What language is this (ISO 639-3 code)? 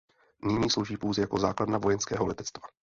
ces